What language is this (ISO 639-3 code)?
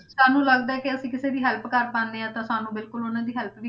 pan